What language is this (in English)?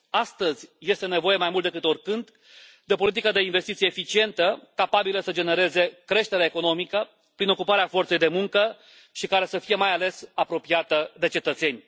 Romanian